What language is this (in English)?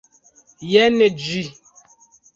Esperanto